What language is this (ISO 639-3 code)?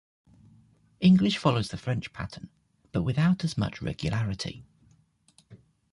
eng